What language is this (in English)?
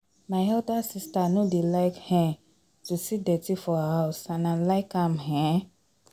Nigerian Pidgin